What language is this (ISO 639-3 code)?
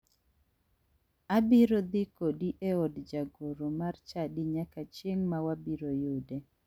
luo